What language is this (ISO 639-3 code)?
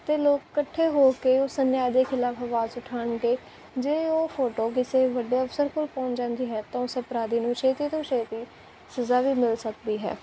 pan